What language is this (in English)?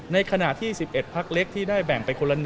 Thai